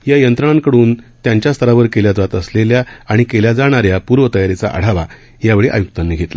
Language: Marathi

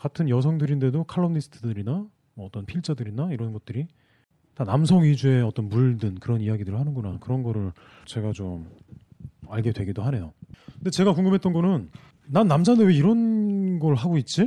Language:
Korean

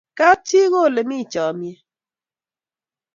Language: Kalenjin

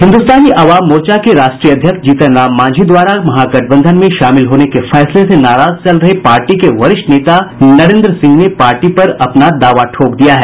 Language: Hindi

